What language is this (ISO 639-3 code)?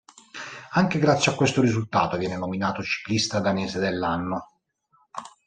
ita